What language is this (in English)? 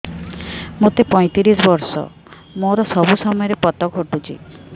Odia